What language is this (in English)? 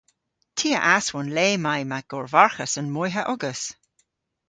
Cornish